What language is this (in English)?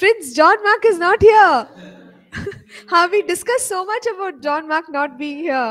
English